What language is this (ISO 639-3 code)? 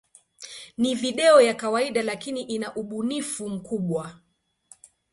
swa